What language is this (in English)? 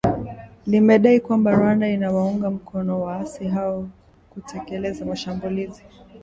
Swahili